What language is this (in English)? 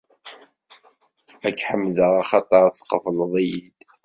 Kabyle